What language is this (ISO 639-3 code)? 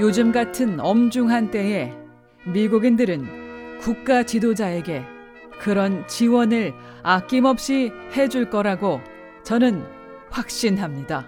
kor